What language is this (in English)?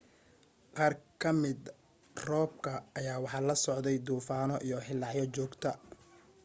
Somali